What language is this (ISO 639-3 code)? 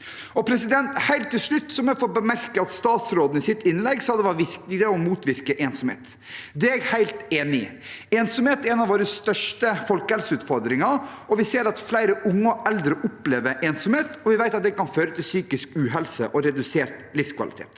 nor